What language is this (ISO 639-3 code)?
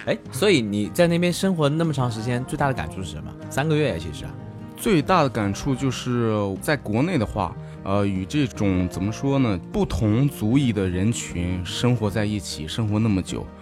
zho